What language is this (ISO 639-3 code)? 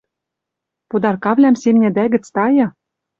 mrj